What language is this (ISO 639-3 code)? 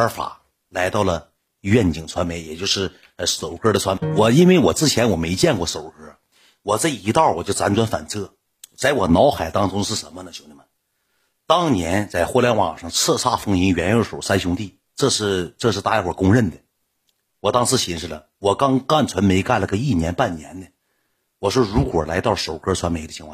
zho